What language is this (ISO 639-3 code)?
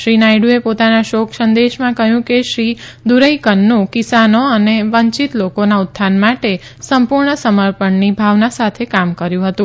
guj